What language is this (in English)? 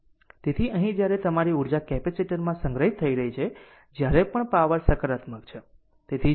Gujarati